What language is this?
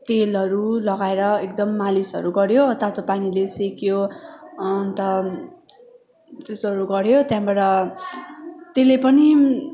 Nepali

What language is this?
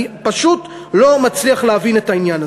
Hebrew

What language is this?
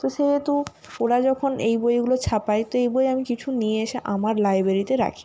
Bangla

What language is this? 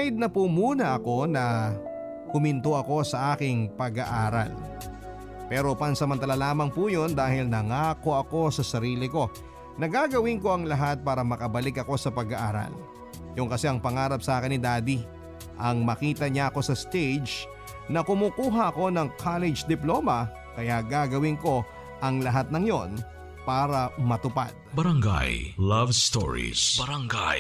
Filipino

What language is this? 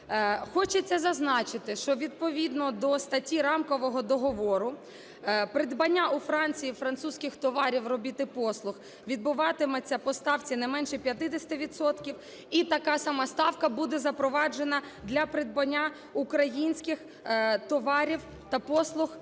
Ukrainian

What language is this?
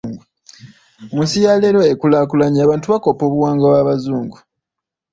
Ganda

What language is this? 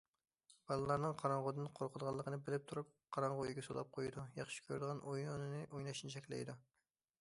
Uyghur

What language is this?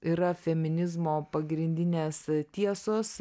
Lithuanian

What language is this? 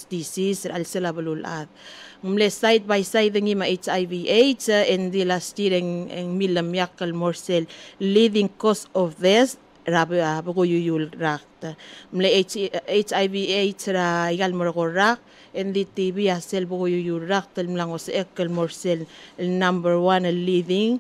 Filipino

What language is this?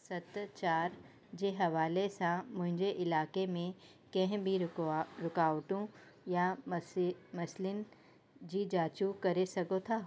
Sindhi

